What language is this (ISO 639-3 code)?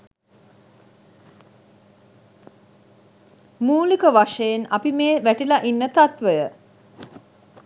sin